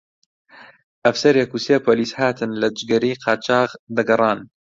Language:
Central Kurdish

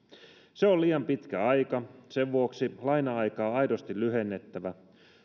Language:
Finnish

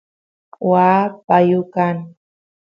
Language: Santiago del Estero Quichua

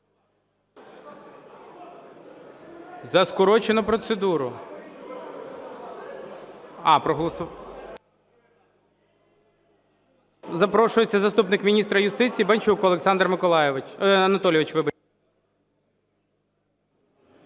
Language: Ukrainian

